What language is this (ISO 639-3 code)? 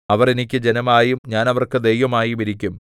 mal